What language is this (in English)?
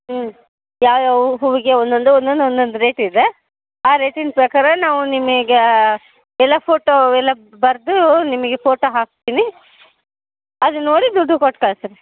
Kannada